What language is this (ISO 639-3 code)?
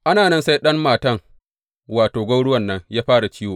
hau